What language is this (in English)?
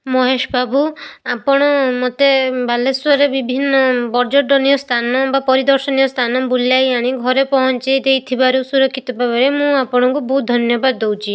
Odia